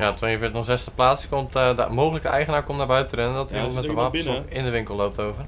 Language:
Dutch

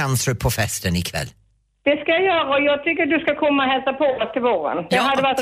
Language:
Swedish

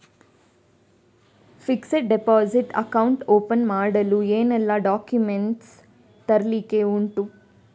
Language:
Kannada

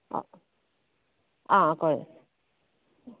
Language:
Konkani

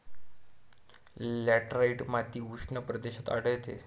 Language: Marathi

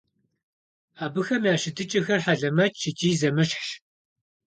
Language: Kabardian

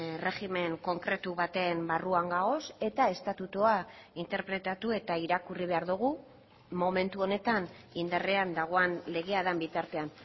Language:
Basque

